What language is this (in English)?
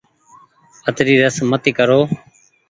Goaria